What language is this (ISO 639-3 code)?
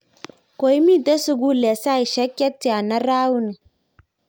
kln